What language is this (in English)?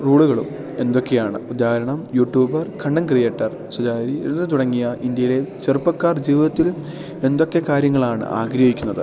Malayalam